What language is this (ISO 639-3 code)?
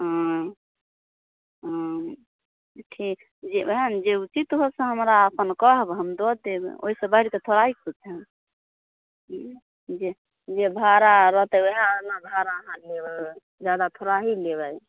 mai